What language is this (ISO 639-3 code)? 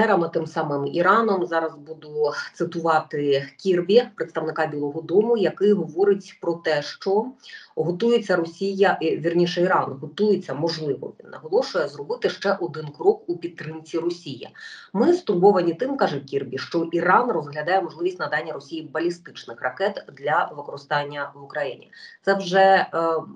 ukr